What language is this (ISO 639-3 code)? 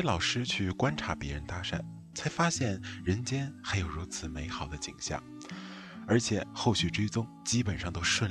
zho